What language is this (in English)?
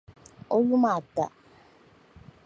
Dagbani